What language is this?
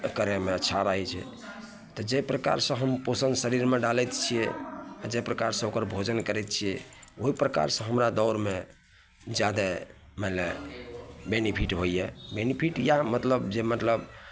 Maithili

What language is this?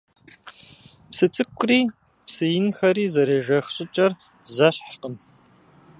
Kabardian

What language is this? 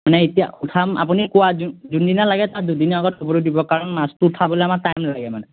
Assamese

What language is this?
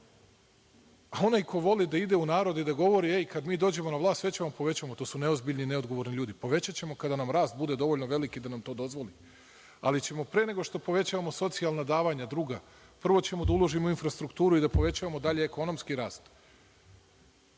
Serbian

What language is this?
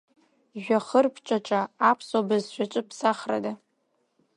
Abkhazian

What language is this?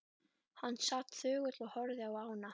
Icelandic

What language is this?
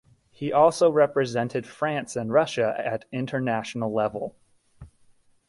English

